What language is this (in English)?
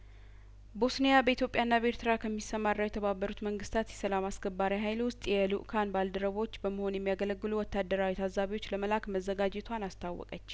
Amharic